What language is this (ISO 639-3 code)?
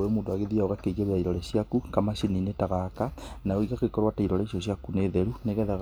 kik